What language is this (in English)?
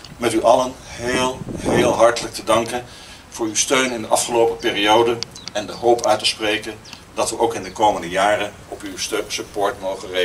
Dutch